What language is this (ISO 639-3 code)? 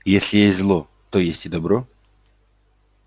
rus